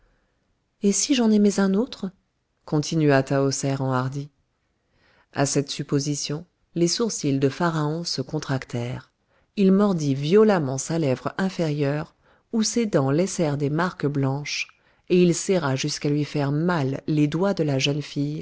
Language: French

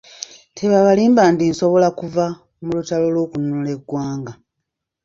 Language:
Ganda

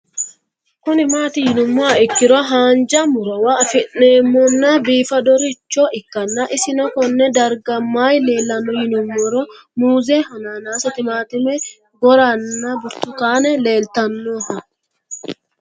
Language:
Sidamo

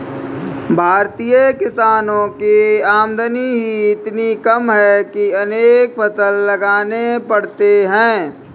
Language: Hindi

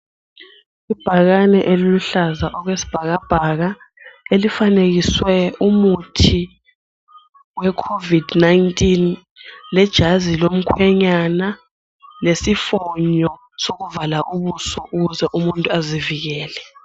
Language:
North Ndebele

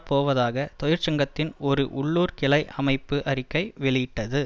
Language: Tamil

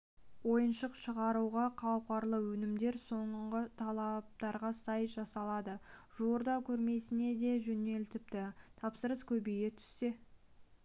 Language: Kazakh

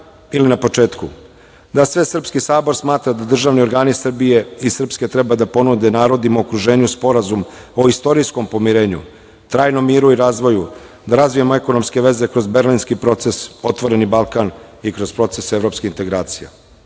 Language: Serbian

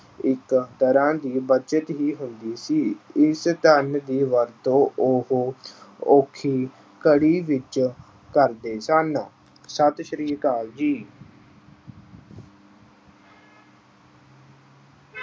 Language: Punjabi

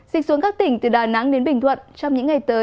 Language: Vietnamese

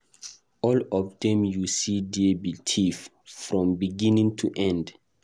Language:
Nigerian Pidgin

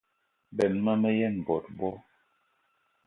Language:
Eton (Cameroon)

